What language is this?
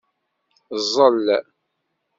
Kabyle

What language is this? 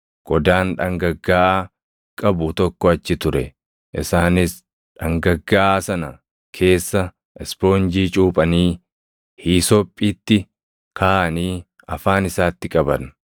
Oromo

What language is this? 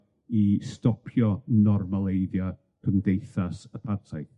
Welsh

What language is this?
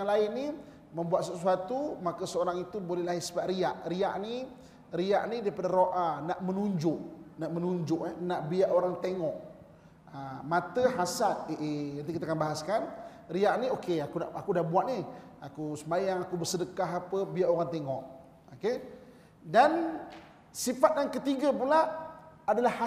Malay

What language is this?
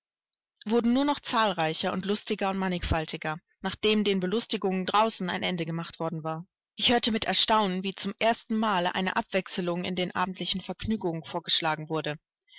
German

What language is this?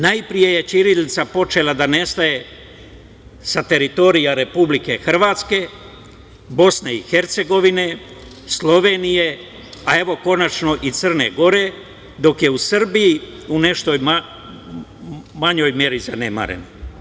Serbian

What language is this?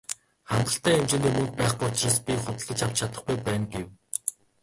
Mongolian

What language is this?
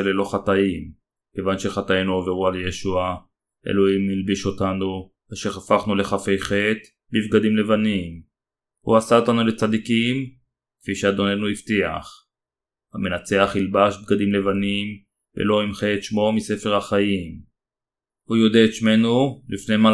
Hebrew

